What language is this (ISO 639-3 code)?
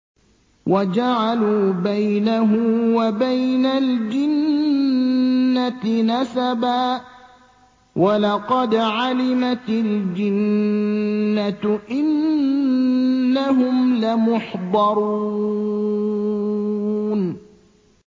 ara